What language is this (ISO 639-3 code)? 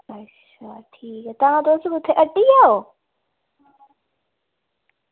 doi